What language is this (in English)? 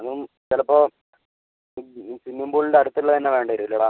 Malayalam